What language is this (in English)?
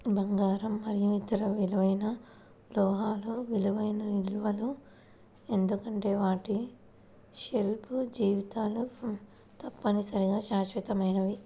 Telugu